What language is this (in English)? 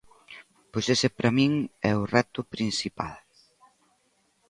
Galician